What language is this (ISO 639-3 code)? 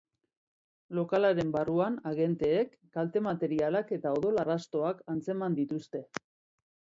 eus